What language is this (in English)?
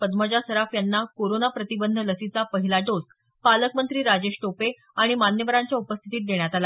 Marathi